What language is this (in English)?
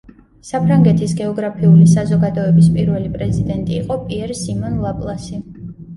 Georgian